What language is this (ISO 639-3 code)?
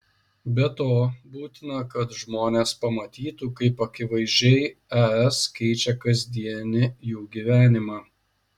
lit